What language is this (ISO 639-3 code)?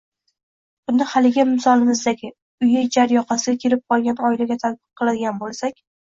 uzb